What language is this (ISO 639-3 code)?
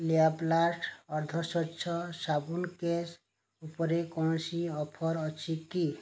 ori